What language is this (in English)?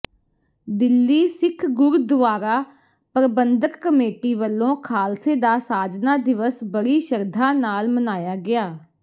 Punjabi